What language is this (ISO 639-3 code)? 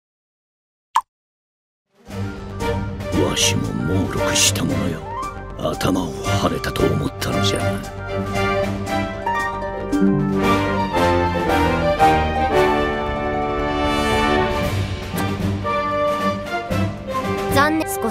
jpn